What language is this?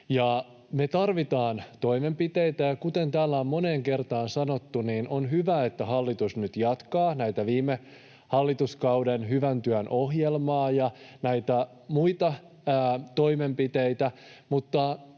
Finnish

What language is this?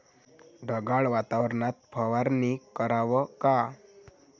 Marathi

